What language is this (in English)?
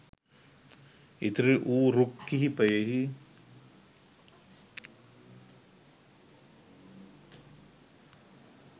Sinhala